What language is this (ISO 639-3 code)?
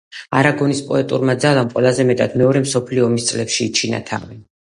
kat